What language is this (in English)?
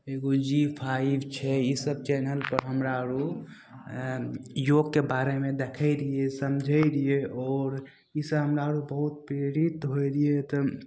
Maithili